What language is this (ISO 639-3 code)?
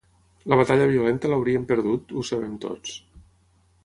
cat